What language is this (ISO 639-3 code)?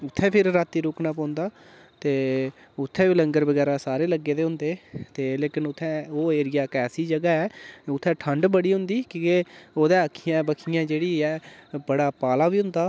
doi